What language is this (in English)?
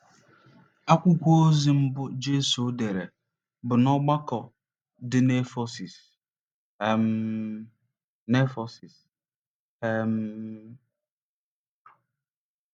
Igbo